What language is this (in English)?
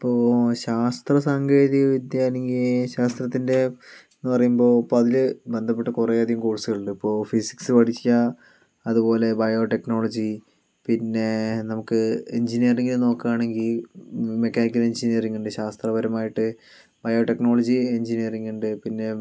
Malayalam